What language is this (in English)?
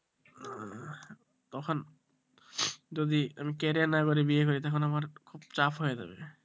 Bangla